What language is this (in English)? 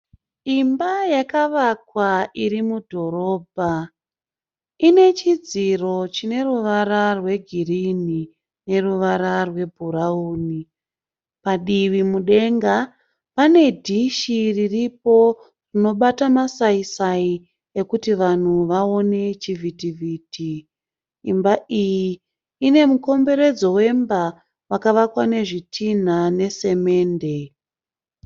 Shona